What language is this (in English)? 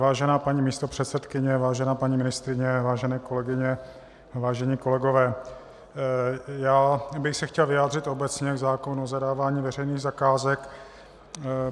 Czech